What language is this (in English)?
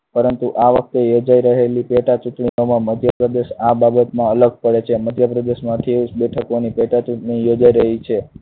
Gujarati